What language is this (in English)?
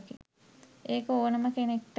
Sinhala